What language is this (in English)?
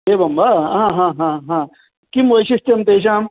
Sanskrit